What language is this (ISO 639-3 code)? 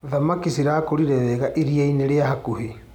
kik